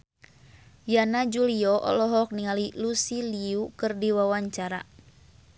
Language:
Sundanese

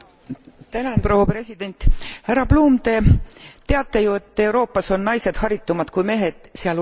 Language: Estonian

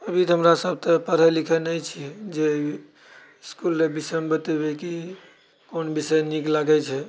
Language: Maithili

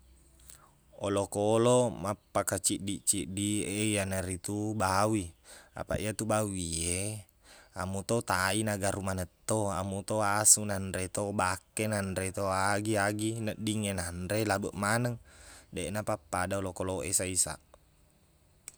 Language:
Buginese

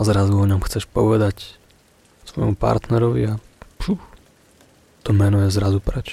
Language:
Slovak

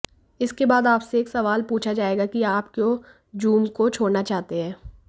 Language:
Hindi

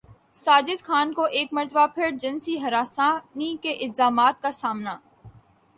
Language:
Urdu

